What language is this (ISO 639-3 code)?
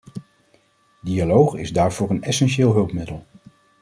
nld